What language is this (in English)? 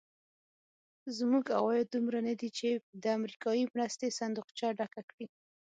Pashto